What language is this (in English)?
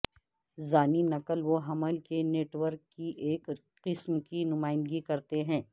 Urdu